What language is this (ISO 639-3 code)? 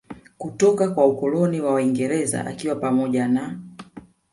swa